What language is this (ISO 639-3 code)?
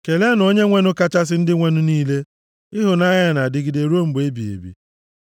ibo